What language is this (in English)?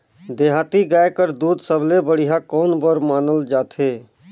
Chhattisgarhi